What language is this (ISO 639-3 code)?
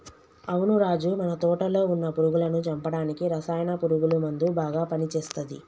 tel